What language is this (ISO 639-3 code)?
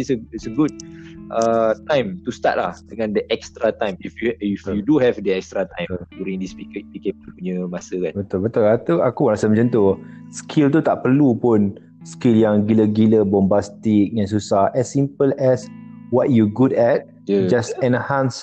msa